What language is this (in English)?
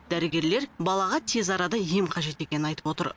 Kazakh